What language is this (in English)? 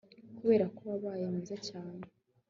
Kinyarwanda